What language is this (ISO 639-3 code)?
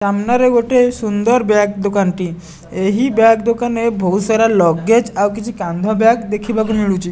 ori